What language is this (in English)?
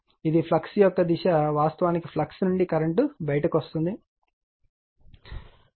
Telugu